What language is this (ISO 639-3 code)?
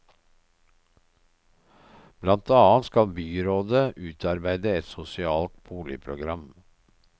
nor